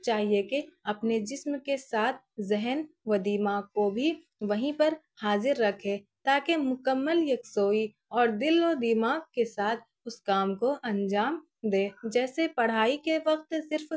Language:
Urdu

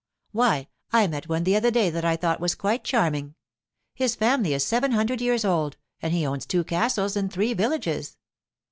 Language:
English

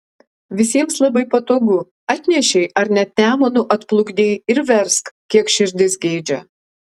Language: Lithuanian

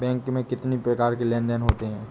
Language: Hindi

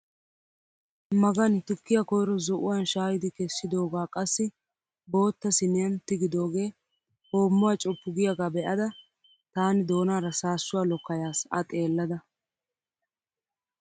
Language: Wolaytta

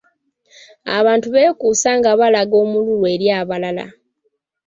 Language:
Ganda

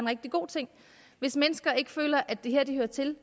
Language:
Danish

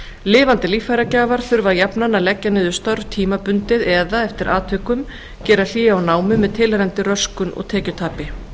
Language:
Icelandic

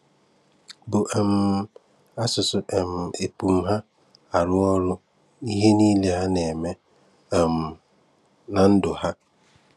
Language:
Igbo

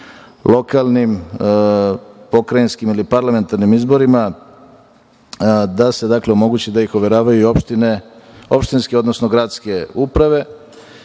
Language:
Serbian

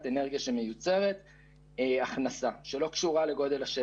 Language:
Hebrew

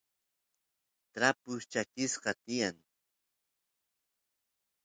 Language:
Santiago del Estero Quichua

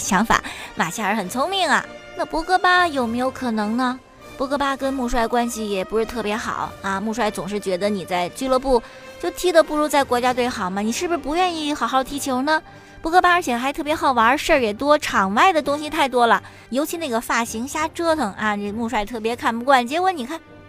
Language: Chinese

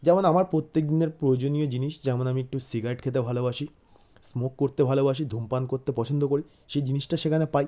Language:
Bangla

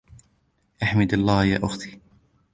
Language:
Arabic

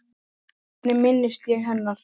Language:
Icelandic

